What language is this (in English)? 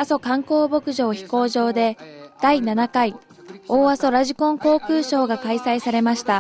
Japanese